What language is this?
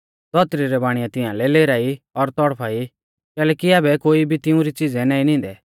Mahasu Pahari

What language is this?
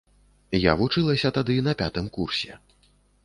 Belarusian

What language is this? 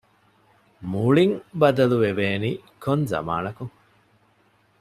Divehi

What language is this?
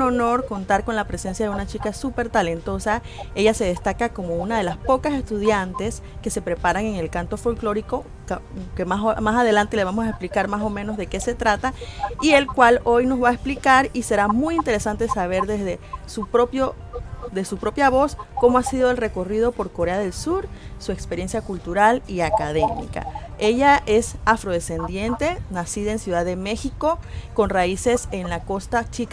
Spanish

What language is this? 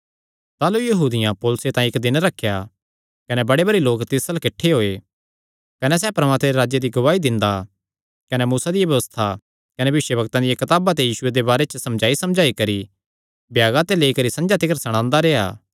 Kangri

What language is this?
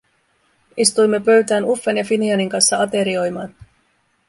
Finnish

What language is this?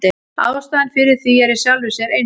Icelandic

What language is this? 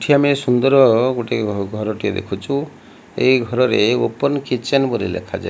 Odia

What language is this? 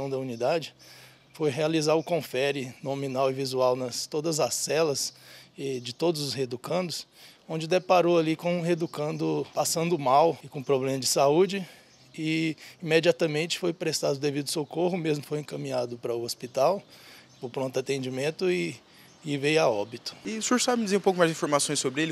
Portuguese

